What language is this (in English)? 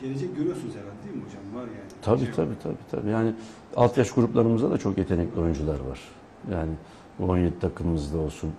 Turkish